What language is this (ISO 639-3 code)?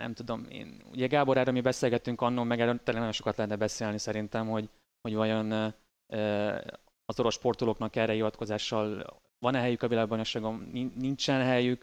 hun